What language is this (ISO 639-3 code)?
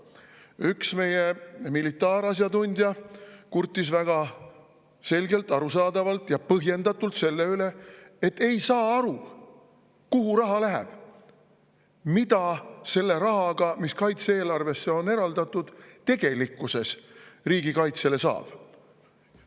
est